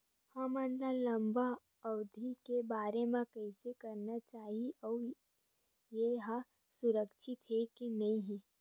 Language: Chhattisgarhi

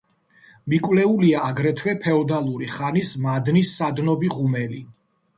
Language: Georgian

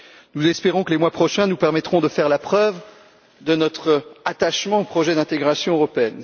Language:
French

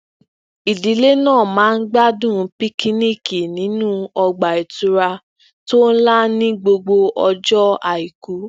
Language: Yoruba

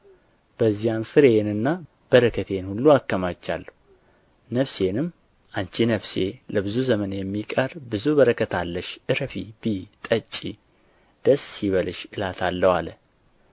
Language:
Amharic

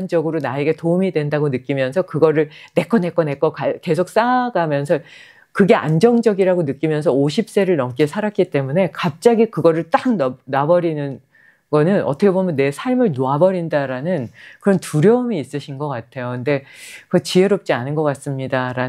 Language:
Korean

